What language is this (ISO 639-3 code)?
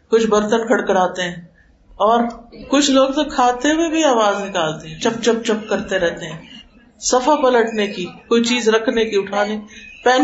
urd